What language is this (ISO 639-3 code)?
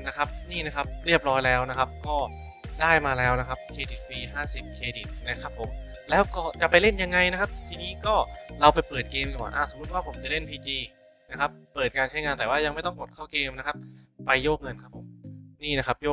tha